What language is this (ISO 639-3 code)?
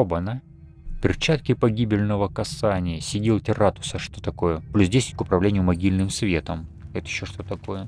rus